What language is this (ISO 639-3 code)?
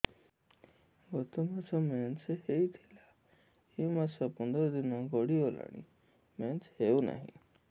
ori